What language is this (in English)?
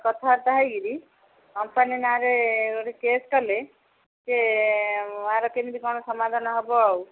Odia